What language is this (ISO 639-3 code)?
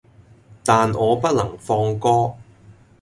yue